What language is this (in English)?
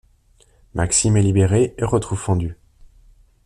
French